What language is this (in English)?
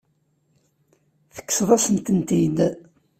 Kabyle